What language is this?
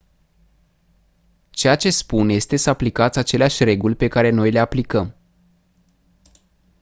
Romanian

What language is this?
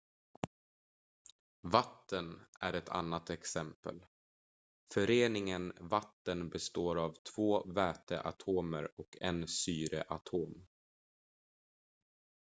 Swedish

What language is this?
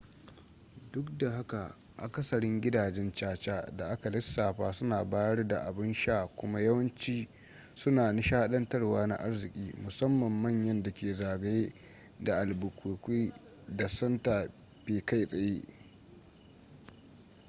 Hausa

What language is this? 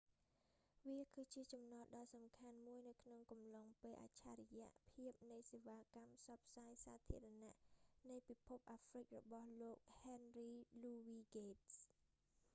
Khmer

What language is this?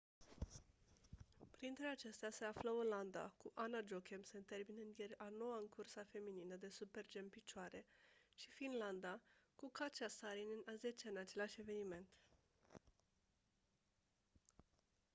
Romanian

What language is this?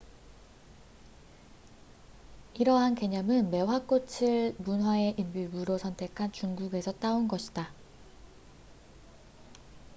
Korean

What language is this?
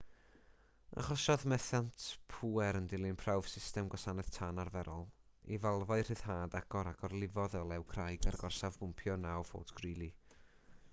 Welsh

